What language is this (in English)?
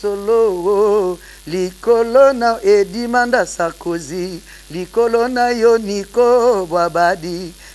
French